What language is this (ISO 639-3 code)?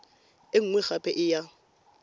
tsn